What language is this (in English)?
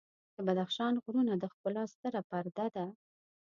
Pashto